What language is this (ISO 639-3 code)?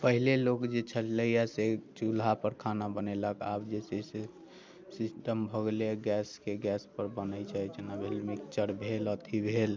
mai